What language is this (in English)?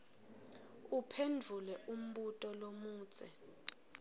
Swati